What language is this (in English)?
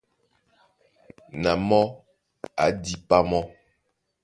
Duala